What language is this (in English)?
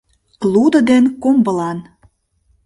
Mari